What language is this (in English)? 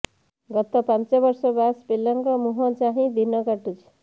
Odia